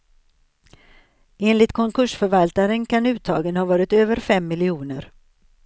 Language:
Swedish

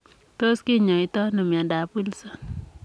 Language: Kalenjin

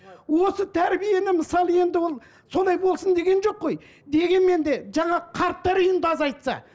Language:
Kazakh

